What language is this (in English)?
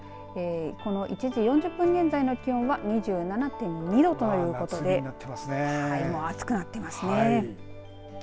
Japanese